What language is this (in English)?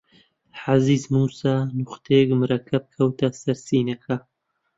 Central Kurdish